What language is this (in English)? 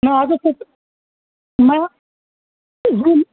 Urdu